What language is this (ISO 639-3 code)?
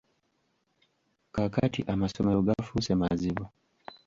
lug